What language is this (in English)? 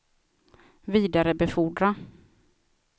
Swedish